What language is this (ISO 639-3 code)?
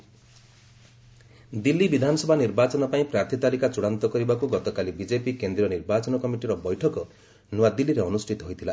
ori